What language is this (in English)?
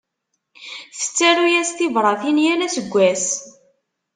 Kabyle